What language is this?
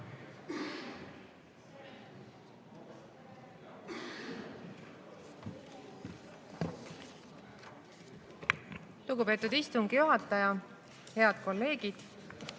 Estonian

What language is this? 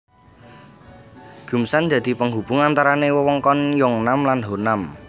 Javanese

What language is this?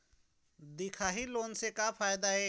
Chhattisgarhi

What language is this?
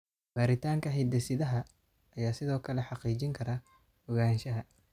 Somali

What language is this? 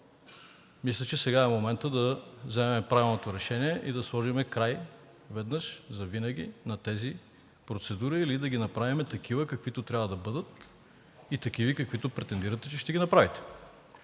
Bulgarian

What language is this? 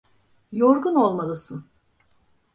Turkish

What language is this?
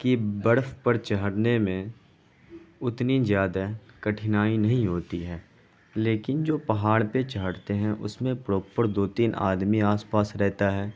Urdu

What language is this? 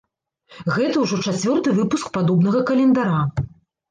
Belarusian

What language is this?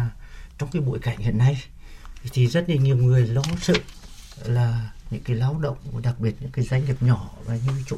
Vietnamese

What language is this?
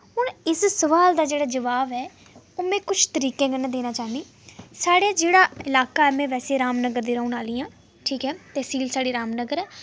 Dogri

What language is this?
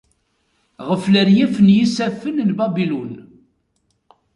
Kabyle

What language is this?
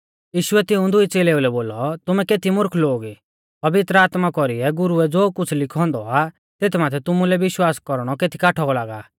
Mahasu Pahari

